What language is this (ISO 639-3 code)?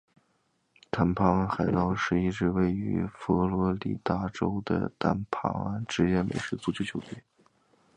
zho